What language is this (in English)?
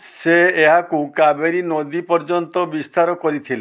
Odia